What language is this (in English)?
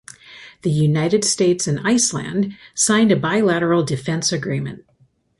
English